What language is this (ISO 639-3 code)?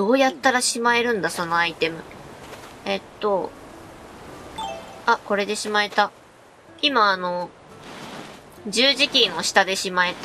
jpn